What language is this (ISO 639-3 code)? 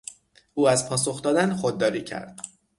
fas